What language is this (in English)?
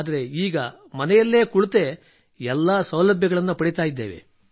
Kannada